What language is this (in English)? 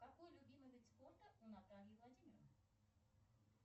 Russian